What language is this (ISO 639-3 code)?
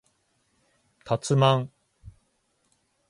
jpn